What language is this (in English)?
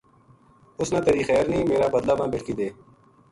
Gujari